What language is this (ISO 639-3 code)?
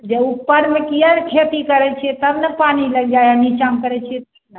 mai